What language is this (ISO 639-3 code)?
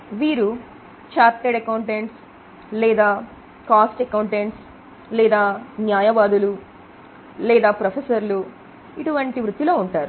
tel